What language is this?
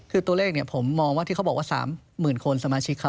Thai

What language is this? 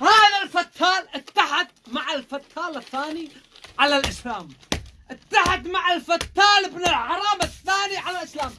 Arabic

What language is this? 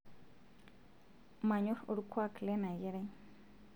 Masai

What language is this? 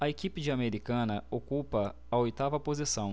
Portuguese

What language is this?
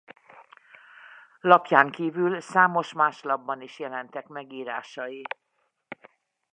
Hungarian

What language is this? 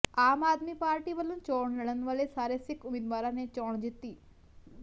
Punjabi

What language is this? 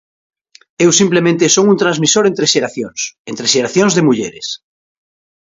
Galician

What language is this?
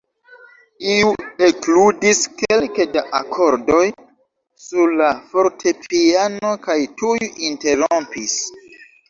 Esperanto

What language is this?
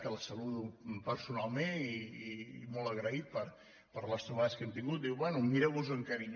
Catalan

